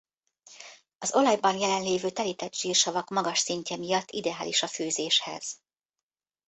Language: Hungarian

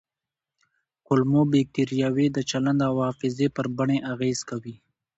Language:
Pashto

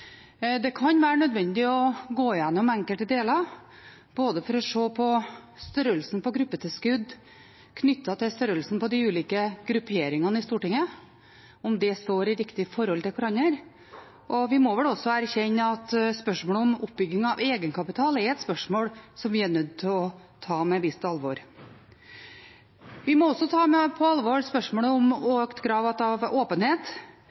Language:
Norwegian Bokmål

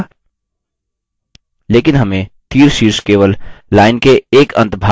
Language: Hindi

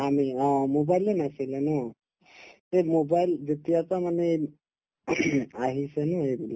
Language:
Assamese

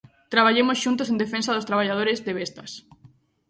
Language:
Galician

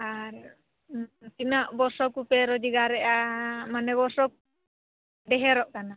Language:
Santali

